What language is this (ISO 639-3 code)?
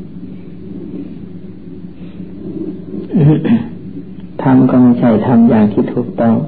tha